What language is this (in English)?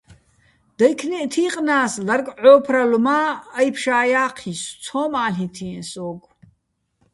Bats